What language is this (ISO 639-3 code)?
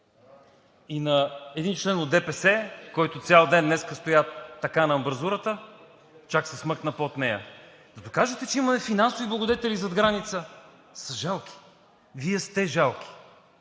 bul